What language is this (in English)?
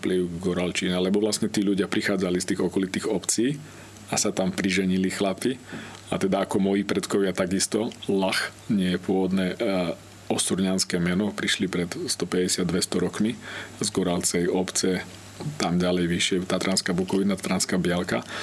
Slovak